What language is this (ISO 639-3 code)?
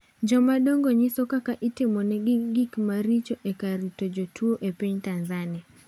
luo